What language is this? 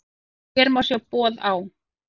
Icelandic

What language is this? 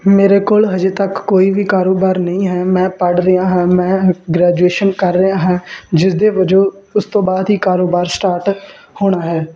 Punjabi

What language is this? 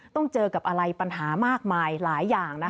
Thai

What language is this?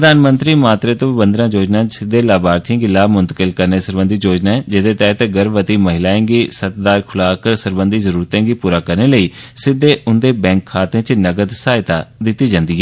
Dogri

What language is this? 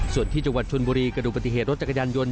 Thai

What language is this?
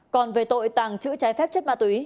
Vietnamese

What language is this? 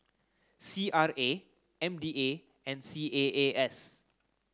English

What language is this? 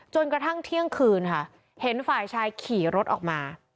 Thai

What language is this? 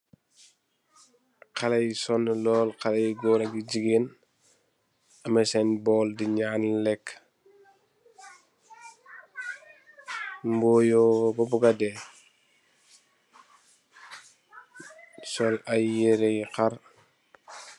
Wolof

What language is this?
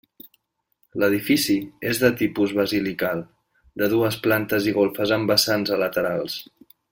Catalan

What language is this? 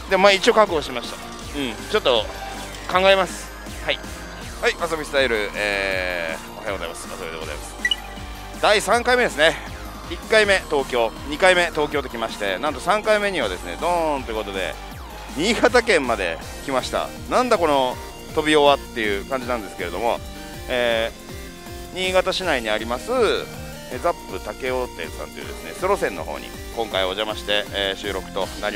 Japanese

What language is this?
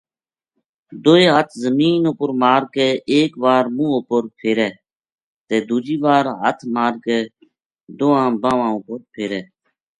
Gujari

